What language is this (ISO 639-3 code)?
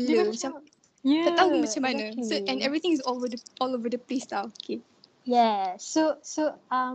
msa